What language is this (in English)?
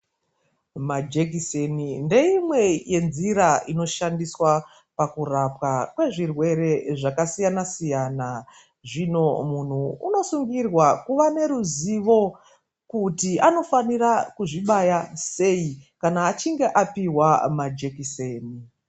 Ndau